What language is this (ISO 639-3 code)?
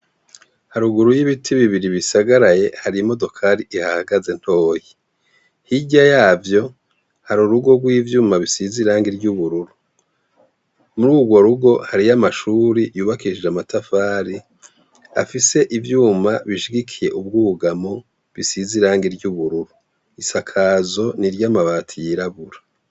run